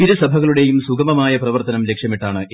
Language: Malayalam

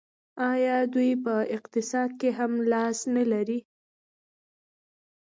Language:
Pashto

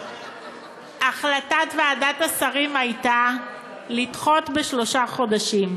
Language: Hebrew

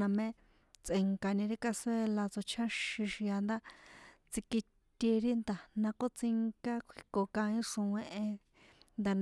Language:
San Juan Atzingo Popoloca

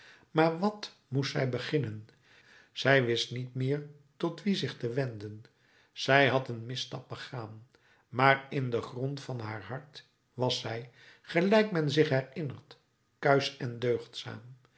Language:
Dutch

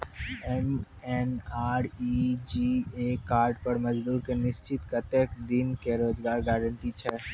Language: Maithili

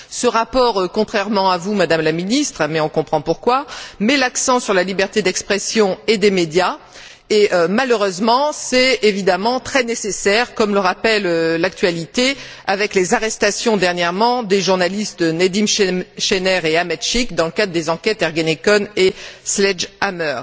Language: French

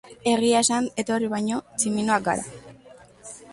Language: Basque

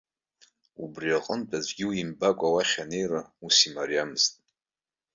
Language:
Abkhazian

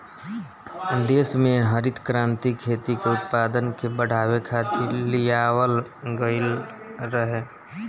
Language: Bhojpuri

